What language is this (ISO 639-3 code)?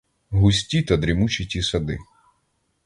ukr